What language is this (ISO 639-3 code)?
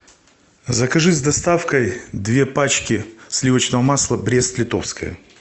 rus